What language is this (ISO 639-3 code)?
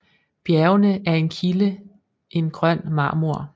dan